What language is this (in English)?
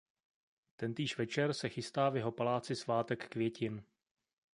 Czech